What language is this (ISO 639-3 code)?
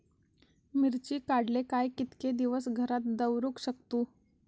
mar